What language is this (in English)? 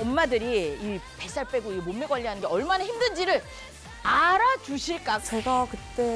Korean